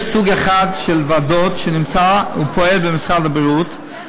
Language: Hebrew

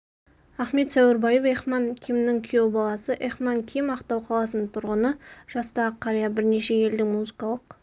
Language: Kazakh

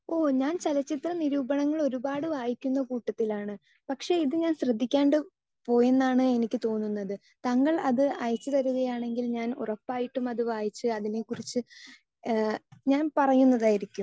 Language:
Malayalam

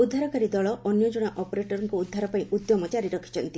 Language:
Odia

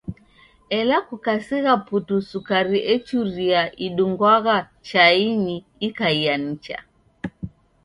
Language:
Taita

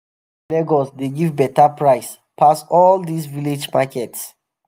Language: Nigerian Pidgin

